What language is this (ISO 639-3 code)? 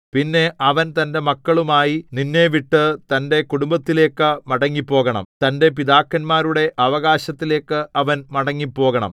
mal